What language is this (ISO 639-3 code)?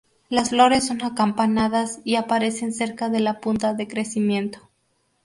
spa